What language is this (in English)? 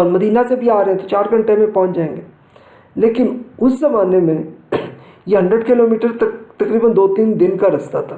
Urdu